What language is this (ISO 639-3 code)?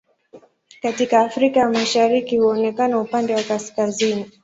swa